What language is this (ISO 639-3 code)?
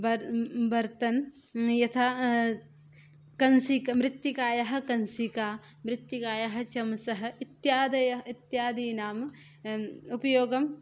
san